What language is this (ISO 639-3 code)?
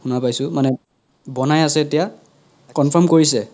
asm